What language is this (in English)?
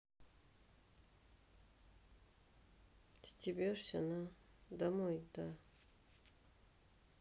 Russian